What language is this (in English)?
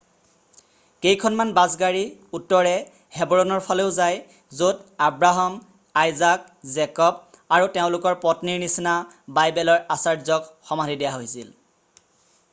Assamese